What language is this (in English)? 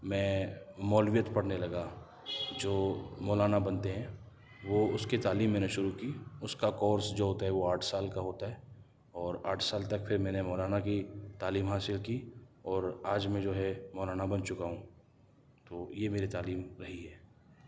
Urdu